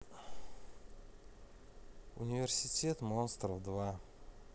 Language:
Russian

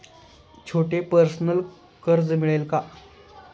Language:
Marathi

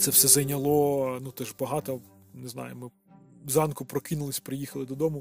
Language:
Ukrainian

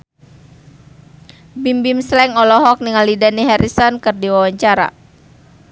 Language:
Sundanese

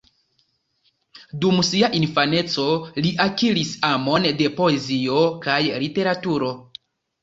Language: Esperanto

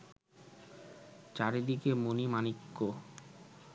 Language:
Bangla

